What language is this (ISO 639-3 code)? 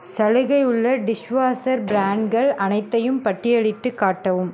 tam